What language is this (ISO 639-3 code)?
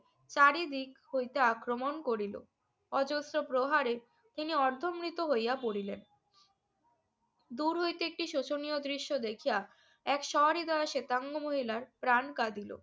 ben